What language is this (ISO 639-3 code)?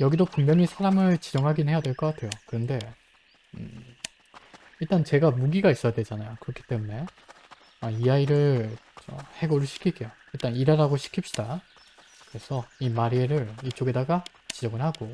kor